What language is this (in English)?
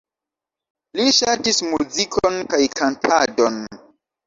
Esperanto